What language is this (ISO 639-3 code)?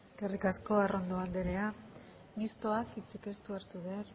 eus